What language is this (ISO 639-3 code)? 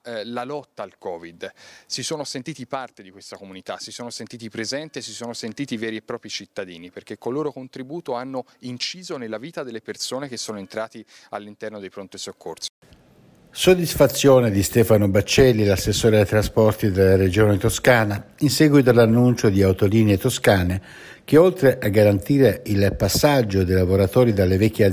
ita